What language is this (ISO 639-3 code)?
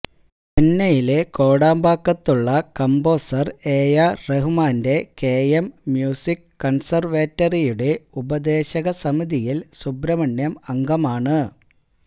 mal